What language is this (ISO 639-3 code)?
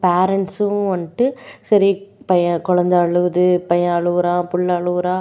tam